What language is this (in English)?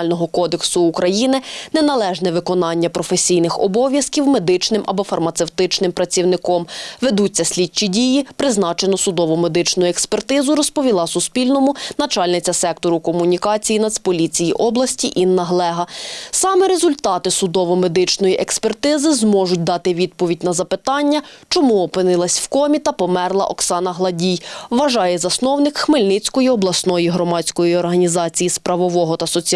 Ukrainian